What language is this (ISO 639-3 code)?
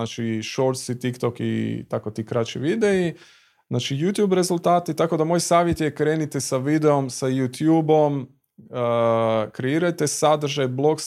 hrv